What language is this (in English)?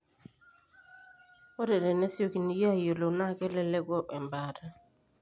Masai